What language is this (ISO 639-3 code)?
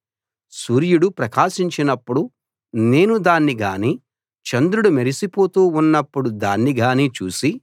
tel